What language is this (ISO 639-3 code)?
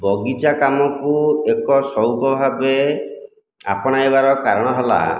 ori